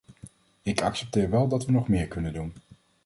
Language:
Dutch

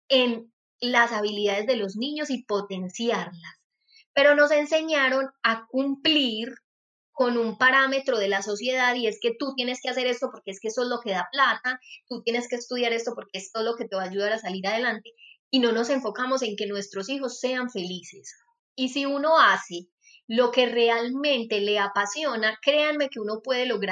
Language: Spanish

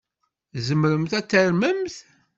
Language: Kabyle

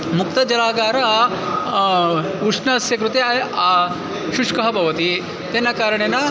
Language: Sanskrit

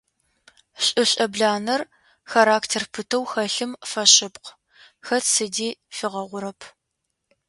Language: Adyghe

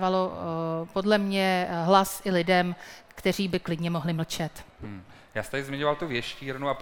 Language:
Czech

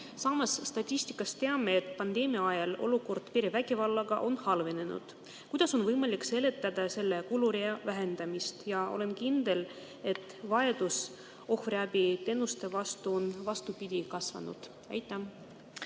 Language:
Estonian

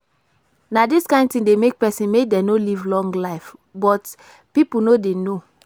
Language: Nigerian Pidgin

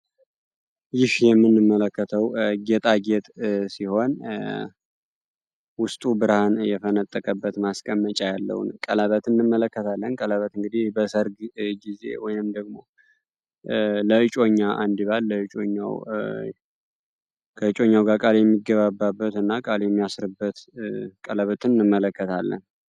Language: Amharic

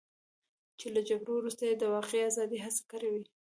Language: Pashto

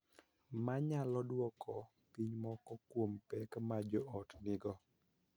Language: Luo (Kenya and Tanzania)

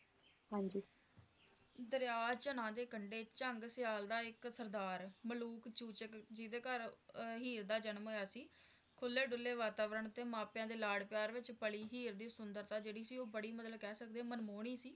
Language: Punjabi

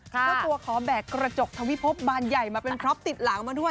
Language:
Thai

